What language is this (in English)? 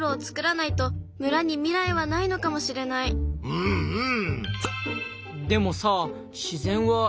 Japanese